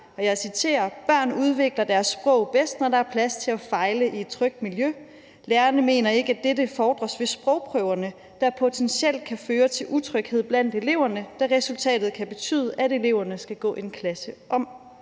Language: Danish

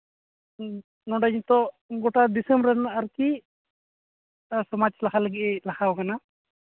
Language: Santali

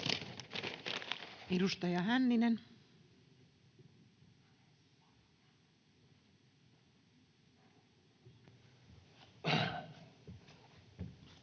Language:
Finnish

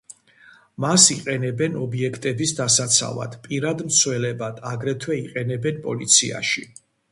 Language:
Georgian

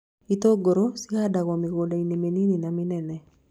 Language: Kikuyu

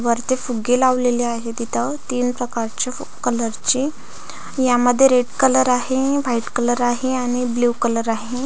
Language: Marathi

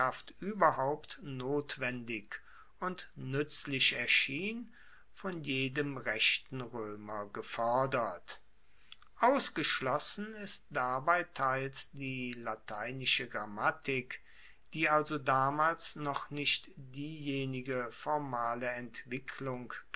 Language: German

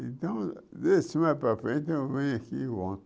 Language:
Portuguese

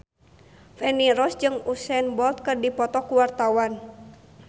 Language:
Sundanese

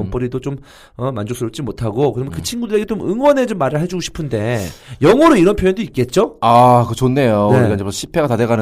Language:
Korean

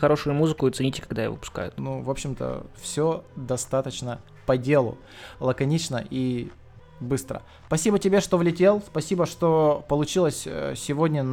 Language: Russian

